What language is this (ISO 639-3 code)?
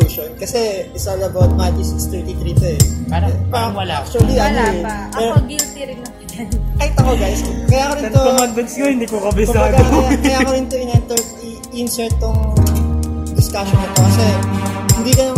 fil